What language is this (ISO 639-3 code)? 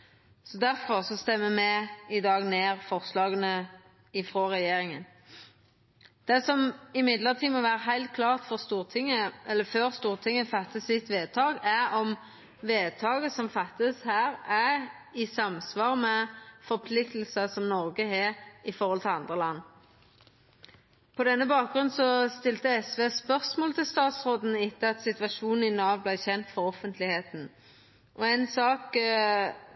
nno